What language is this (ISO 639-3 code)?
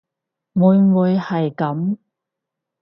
yue